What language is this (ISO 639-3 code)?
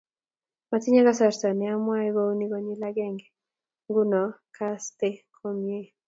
kln